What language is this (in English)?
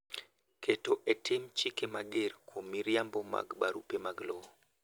Luo (Kenya and Tanzania)